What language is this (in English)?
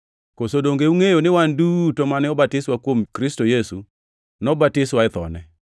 Luo (Kenya and Tanzania)